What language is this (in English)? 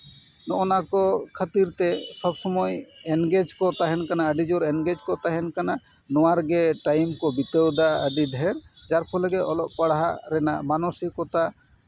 Santali